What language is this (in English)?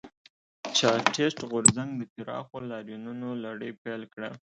Pashto